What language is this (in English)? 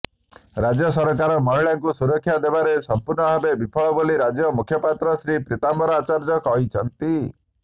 Odia